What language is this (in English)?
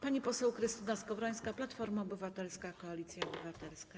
Polish